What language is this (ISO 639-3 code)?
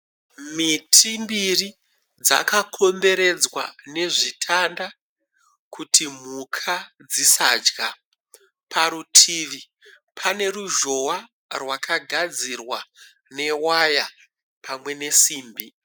sna